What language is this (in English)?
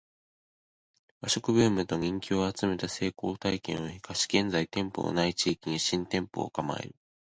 Japanese